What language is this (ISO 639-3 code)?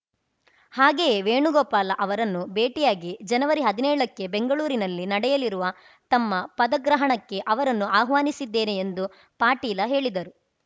kan